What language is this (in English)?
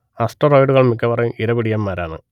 Malayalam